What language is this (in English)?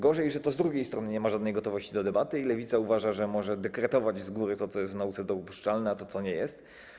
Polish